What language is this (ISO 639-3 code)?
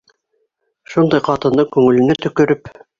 bak